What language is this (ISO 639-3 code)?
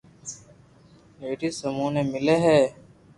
lrk